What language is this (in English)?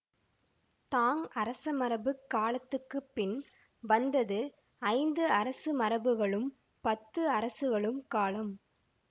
Tamil